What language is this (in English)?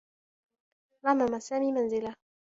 Arabic